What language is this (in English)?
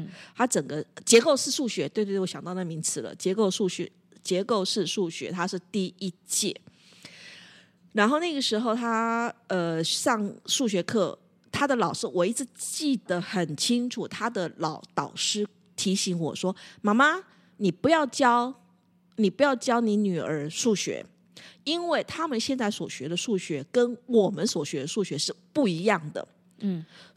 Chinese